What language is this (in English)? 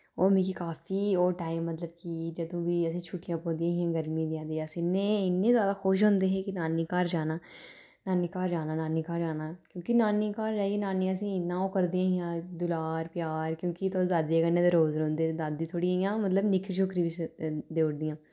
Dogri